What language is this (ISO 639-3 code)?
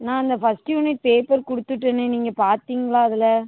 tam